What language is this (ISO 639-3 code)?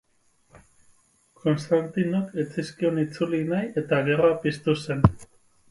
eus